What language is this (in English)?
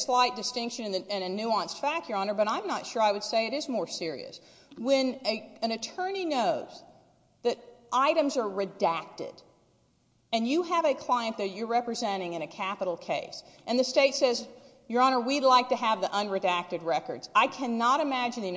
English